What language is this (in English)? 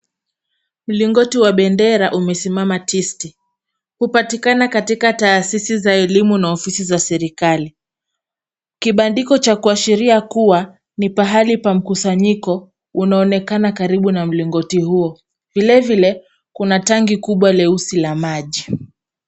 Swahili